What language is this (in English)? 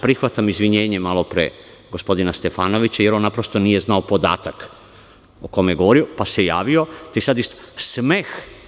Serbian